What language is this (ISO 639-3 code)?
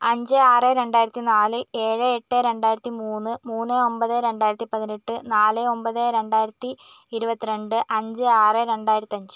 mal